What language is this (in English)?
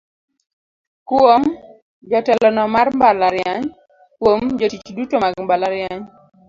Luo (Kenya and Tanzania)